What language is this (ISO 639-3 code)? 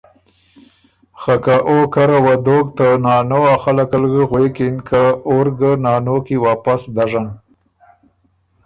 oru